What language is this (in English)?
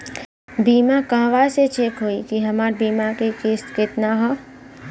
Bhojpuri